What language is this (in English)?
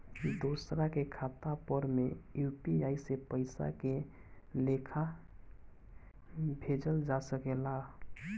Bhojpuri